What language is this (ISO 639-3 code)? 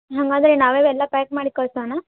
kan